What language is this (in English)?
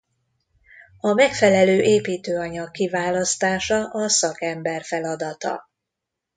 Hungarian